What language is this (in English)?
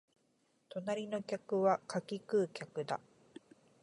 Japanese